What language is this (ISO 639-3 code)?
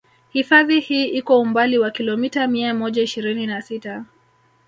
swa